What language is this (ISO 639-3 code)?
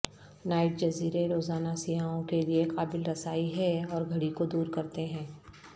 urd